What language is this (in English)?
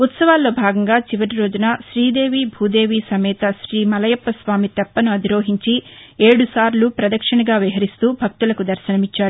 Telugu